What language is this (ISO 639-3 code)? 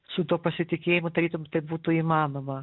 lit